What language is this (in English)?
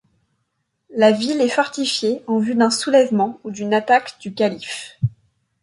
French